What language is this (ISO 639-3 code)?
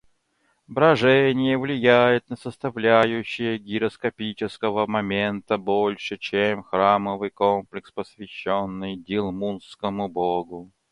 rus